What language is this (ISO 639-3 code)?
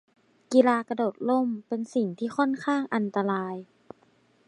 tha